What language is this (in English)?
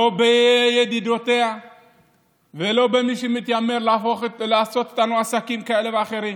Hebrew